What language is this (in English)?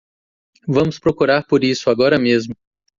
Portuguese